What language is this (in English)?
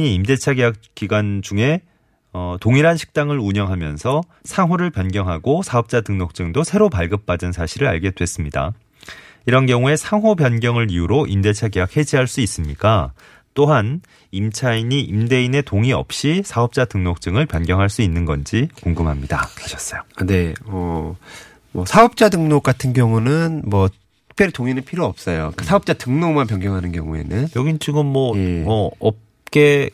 Korean